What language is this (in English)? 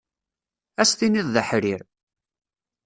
Kabyle